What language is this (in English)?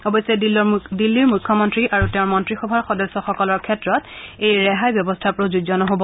Assamese